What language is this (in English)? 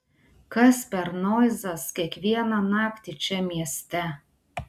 Lithuanian